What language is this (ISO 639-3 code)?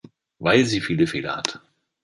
deu